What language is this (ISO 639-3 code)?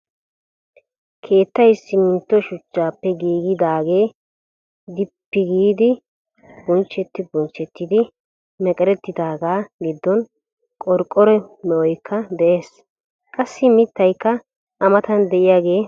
wal